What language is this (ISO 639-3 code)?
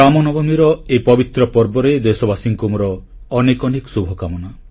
ori